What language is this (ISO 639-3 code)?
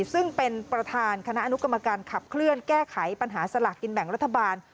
tha